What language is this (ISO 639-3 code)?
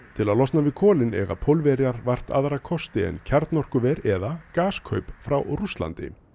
isl